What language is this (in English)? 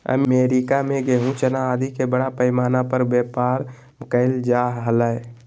Magahi